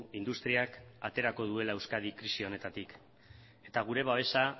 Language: Basque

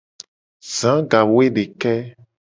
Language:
Gen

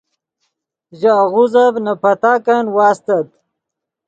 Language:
Yidgha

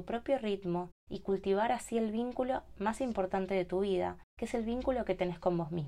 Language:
Spanish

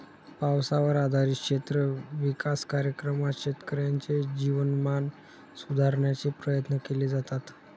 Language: Marathi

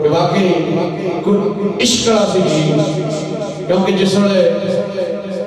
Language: Arabic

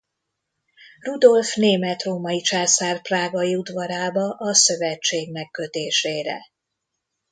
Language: Hungarian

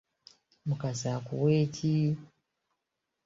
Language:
Ganda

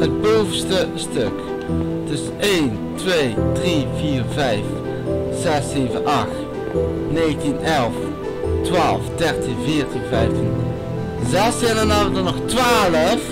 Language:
Dutch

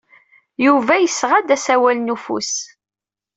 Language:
Kabyle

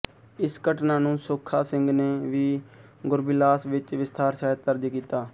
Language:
Punjabi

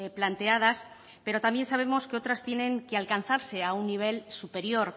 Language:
Spanish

